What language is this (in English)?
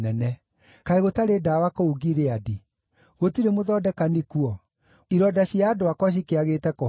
Kikuyu